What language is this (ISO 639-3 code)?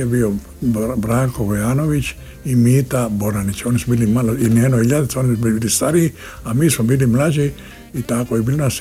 hrv